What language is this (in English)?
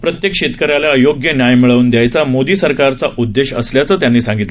Marathi